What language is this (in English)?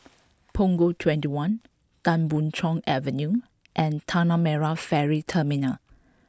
English